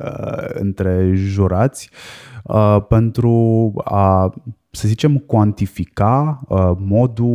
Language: Romanian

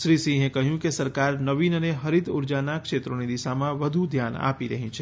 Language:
Gujarati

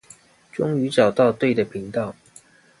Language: Chinese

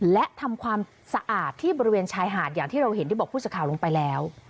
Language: Thai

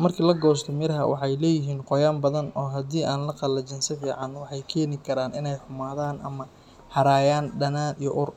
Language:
Somali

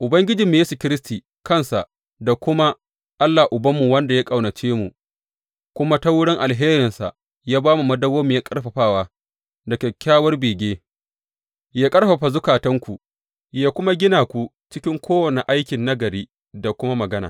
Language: Hausa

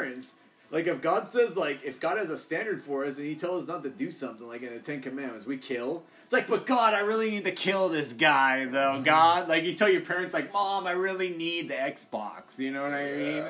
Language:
English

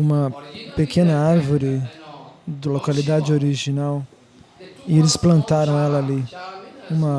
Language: Portuguese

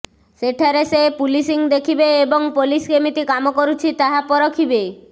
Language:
Odia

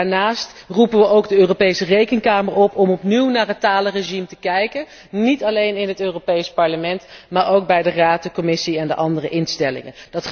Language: Dutch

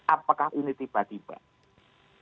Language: Indonesian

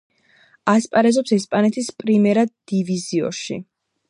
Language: Georgian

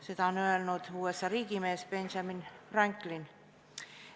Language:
Estonian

